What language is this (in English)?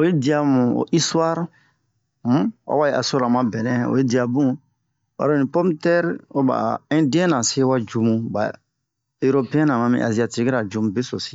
Bomu